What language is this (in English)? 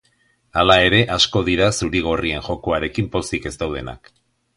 Basque